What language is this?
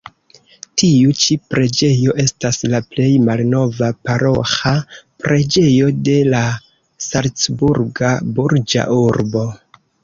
Esperanto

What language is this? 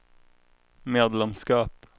Swedish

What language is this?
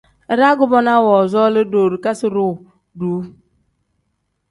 Tem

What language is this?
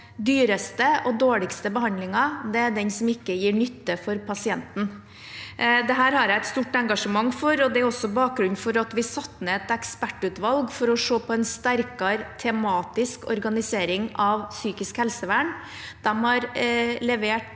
Norwegian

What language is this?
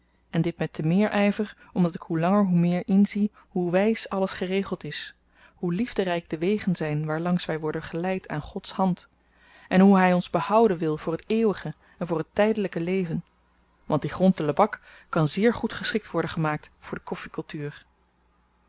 Dutch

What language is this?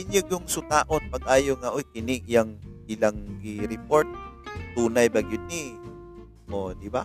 Filipino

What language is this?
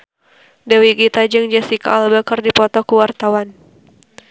Sundanese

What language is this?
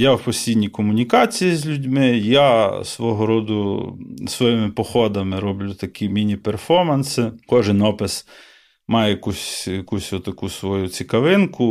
Ukrainian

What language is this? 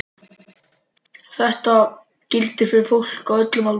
Icelandic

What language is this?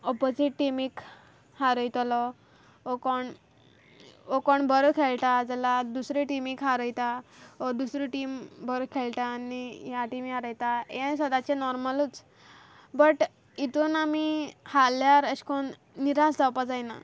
Konkani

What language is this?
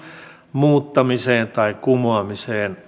Finnish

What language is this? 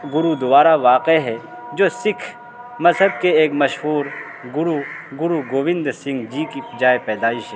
Urdu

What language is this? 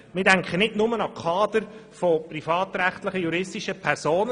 Swiss German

